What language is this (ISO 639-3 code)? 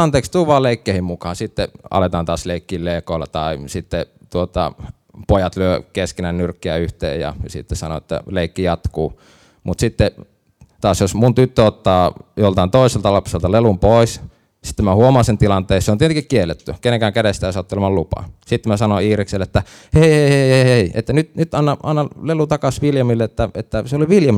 fin